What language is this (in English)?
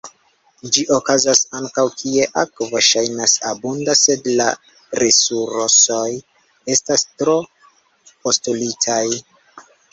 Esperanto